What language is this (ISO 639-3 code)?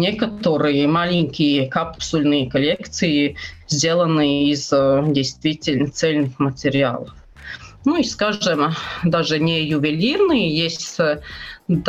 rus